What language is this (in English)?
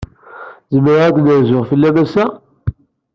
Kabyle